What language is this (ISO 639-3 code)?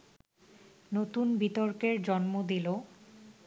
ben